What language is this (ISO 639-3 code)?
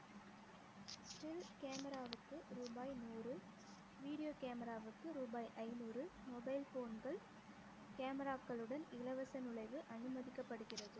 tam